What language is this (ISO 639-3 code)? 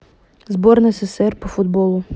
rus